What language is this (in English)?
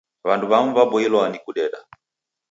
Taita